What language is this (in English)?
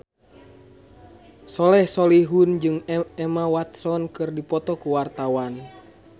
Sundanese